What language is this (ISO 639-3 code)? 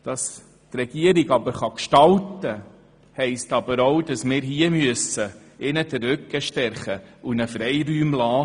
gsw